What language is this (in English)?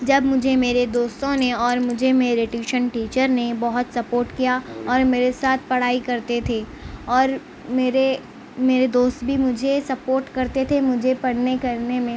Urdu